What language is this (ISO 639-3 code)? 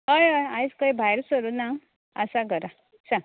kok